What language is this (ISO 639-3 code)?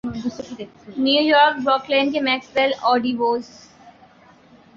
urd